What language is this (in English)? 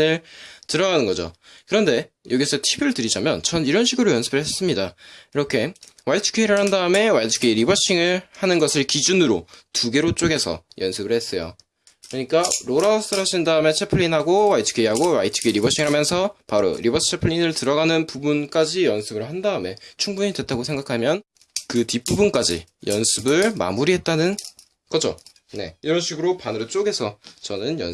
Korean